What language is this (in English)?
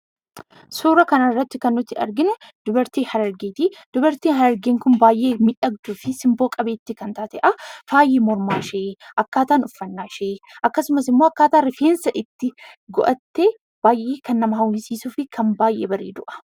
Oromo